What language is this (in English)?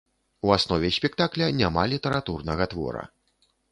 Belarusian